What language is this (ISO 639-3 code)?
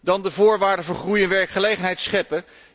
nld